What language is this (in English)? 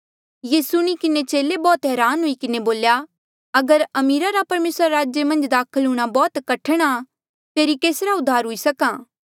Mandeali